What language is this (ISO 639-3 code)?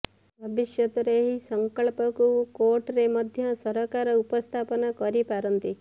ori